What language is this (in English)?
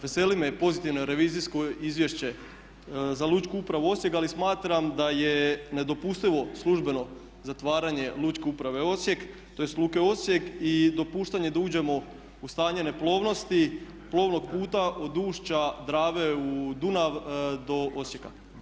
Croatian